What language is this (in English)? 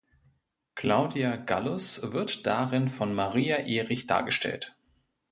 German